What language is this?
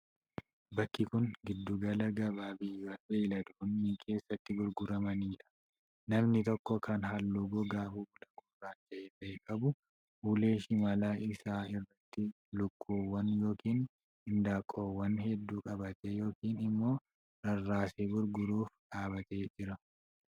Oromo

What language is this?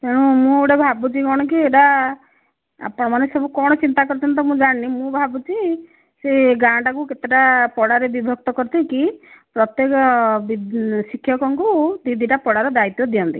Odia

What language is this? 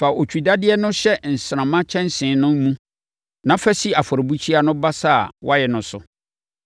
Akan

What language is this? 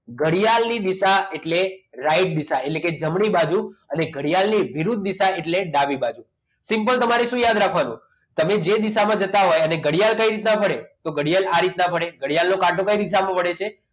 Gujarati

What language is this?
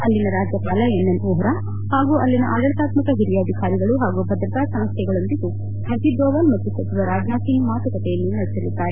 Kannada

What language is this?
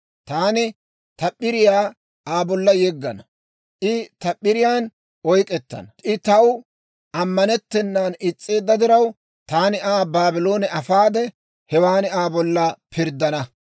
Dawro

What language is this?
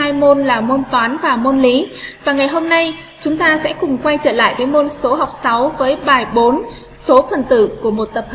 Vietnamese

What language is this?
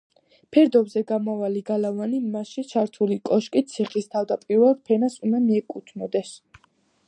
Georgian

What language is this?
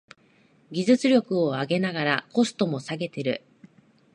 Japanese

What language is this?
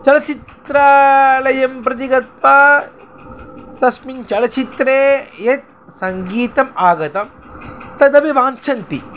Sanskrit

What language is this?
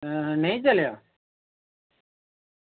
Dogri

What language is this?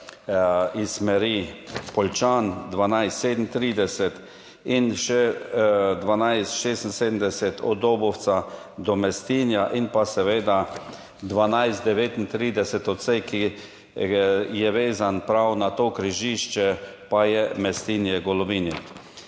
Slovenian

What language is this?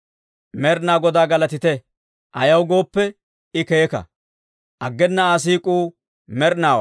Dawro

